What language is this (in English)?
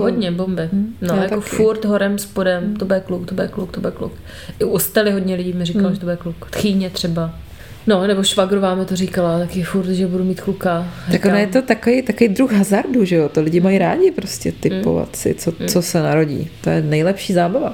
Czech